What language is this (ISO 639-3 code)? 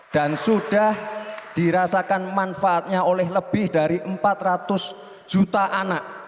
ind